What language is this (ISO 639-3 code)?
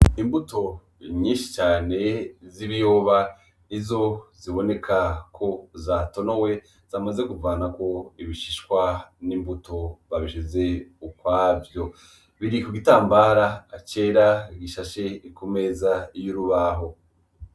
run